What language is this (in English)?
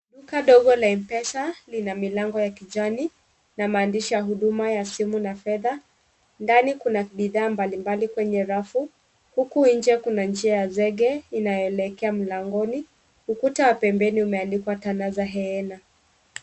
Swahili